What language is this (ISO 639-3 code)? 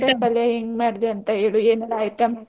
kan